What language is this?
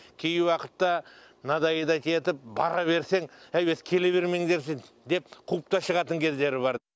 Kazakh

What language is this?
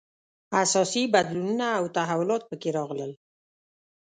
Pashto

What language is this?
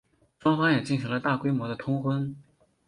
Chinese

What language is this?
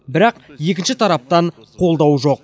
Kazakh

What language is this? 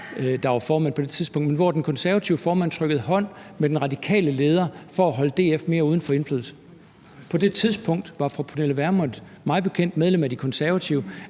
Danish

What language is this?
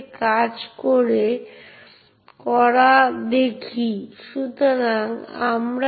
Bangla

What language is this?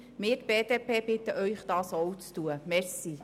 Swiss German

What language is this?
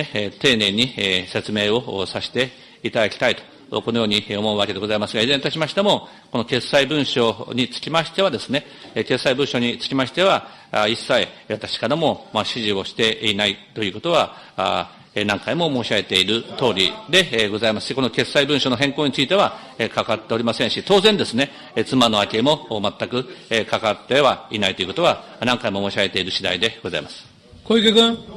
Japanese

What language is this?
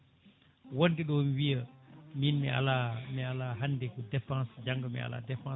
Fula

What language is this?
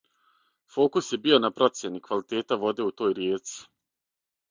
Serbian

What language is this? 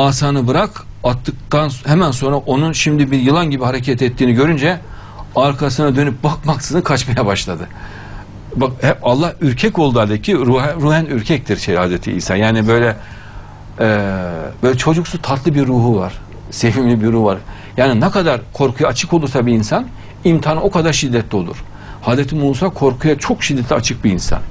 Turkish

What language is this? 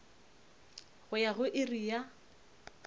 Northern Sotho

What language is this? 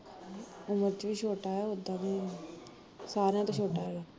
Punjabi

